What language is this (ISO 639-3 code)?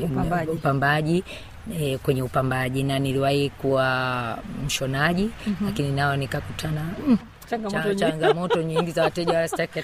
swa